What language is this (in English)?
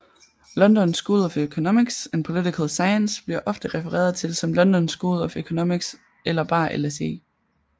Danish